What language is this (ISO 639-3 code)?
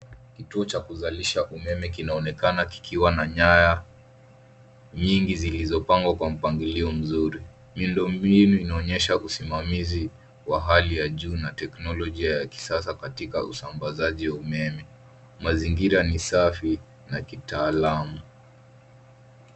swa